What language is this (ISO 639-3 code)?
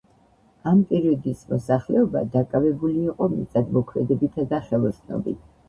kat